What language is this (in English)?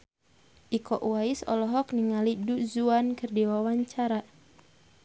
Sundanese